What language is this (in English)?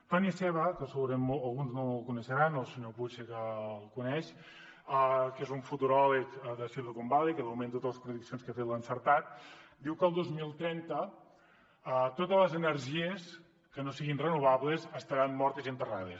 Catalan